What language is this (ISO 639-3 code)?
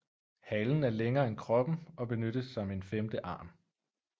dan